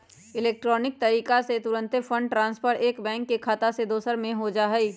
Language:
Magahi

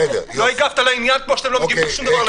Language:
Hebrew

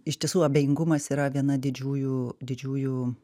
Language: Lithuanian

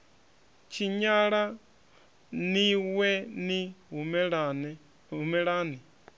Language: Venda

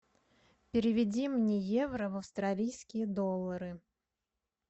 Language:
Russian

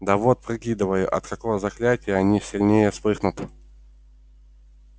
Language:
Russian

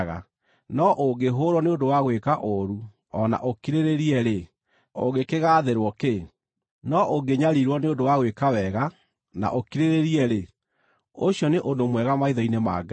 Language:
Kikuyu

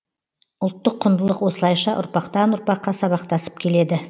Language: Kazakh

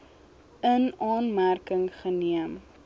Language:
Afrikaans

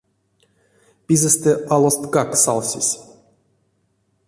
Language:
Erzya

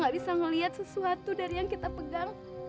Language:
Indonesian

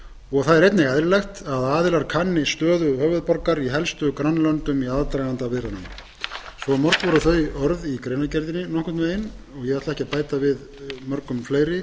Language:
Icelandic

